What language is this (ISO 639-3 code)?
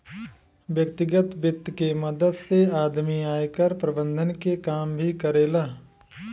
bho